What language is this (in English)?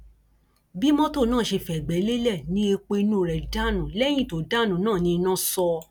Yoruba